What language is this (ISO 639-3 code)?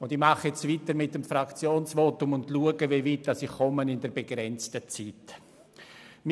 gsw